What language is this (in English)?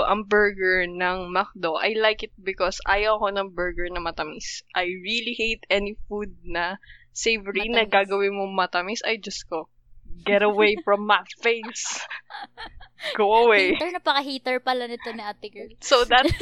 Filipino